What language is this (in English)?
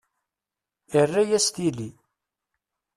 Kabyle